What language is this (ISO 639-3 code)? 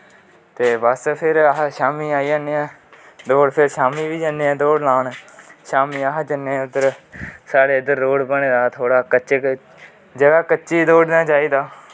doi